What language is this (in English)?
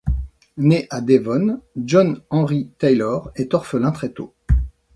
French